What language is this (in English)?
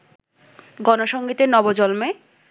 Bangla